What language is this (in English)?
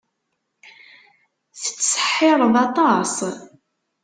Kabyle